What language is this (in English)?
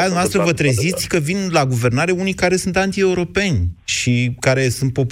Romanian